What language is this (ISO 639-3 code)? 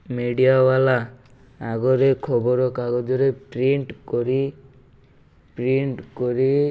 ori